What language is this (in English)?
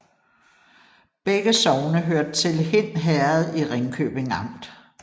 Danish